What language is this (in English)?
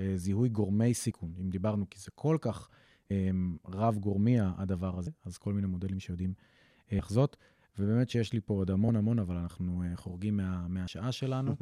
Hebrew